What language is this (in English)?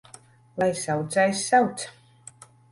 Latvian